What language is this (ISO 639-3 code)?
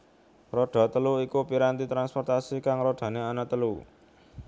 jav